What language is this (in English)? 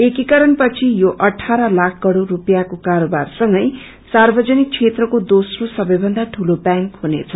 Nepali